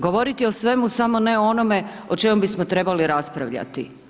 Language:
Croatian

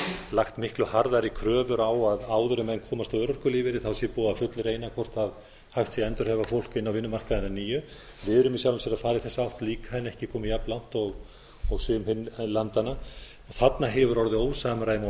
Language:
Icelandic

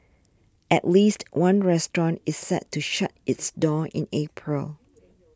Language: English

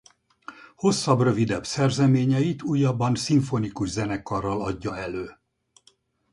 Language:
Hungarian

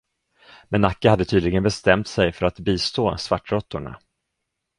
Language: Swedish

